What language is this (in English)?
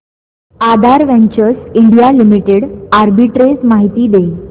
Marathi